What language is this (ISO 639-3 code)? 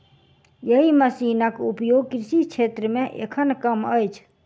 mai